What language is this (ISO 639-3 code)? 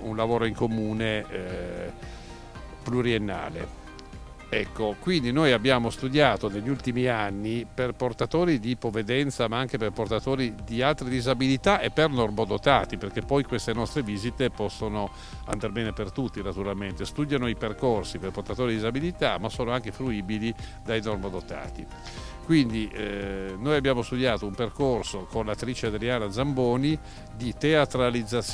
ita